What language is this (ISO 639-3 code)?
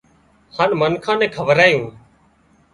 kxp